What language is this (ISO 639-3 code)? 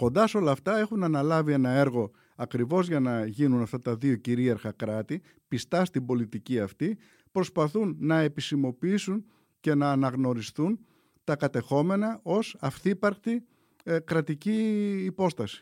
ell